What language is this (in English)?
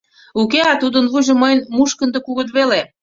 Mari